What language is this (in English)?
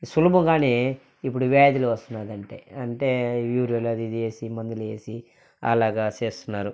Telugu